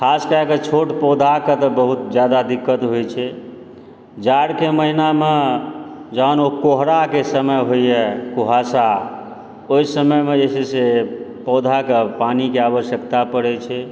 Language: Maithili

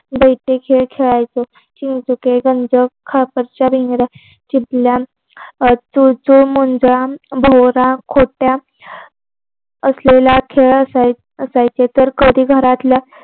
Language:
Marathi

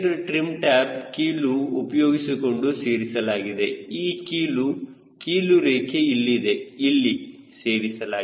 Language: Kannada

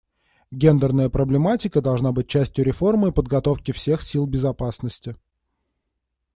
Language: Russian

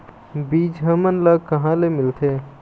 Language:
Chhattisgarhi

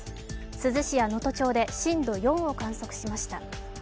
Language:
Japanese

